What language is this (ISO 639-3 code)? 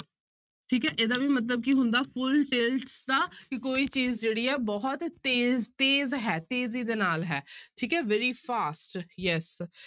pan